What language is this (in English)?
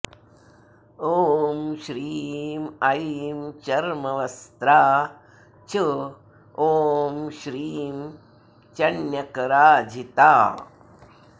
Sanskrit